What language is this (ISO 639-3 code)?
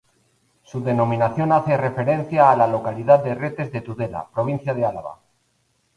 spa